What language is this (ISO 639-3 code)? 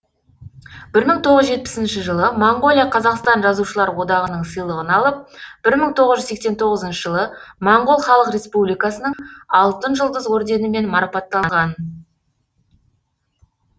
kaz